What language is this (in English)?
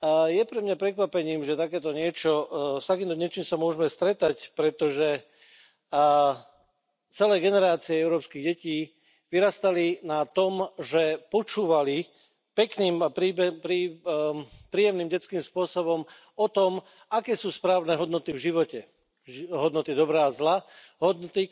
Slovak